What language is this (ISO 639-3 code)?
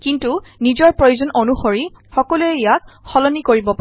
asm